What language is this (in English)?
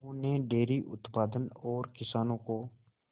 Hindi